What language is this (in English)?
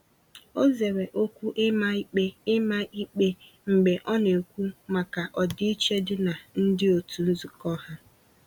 Igbo